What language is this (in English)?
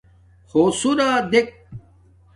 Domaaki